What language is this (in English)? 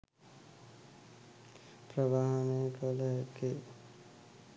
Sinhala